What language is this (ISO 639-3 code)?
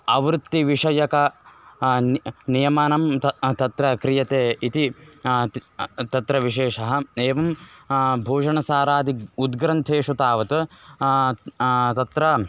san